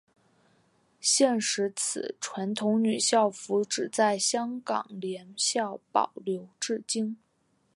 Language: Chinese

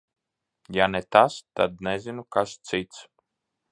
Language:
Latvian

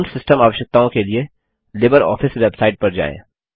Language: Hindi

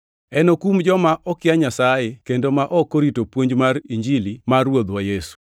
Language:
Luo (Kenya and Tanzania)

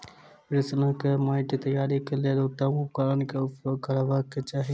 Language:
Maithili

